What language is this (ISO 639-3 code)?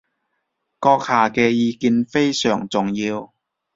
yue